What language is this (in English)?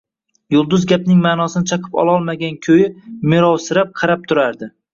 Uzbek